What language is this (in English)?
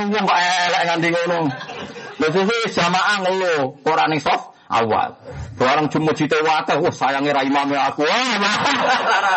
Indonesian